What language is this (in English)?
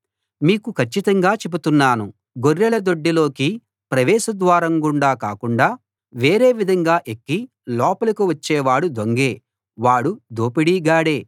Telugu